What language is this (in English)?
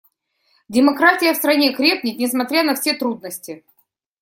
Russian